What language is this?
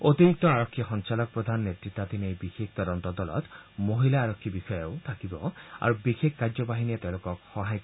Assamese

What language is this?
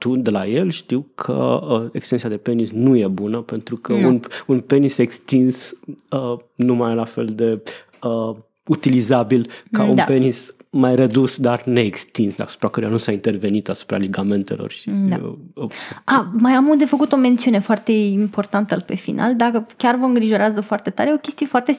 Romanian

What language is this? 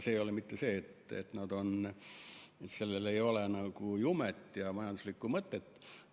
Estonian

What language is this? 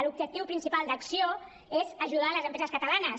Catalan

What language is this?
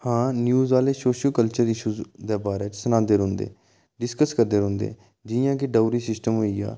Dogri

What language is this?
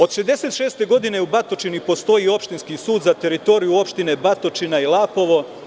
Serbian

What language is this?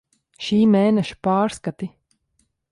Latvian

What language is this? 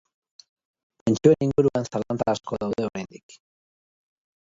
Basque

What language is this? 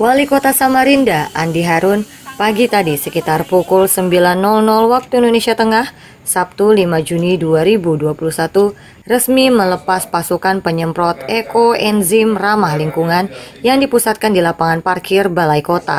Indonesian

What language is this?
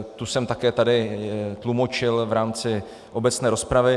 Czech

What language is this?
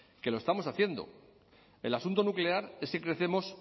Spanish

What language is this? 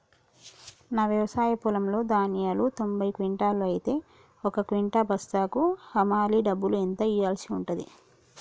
Telugu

